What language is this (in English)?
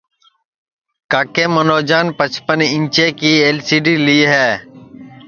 Sansi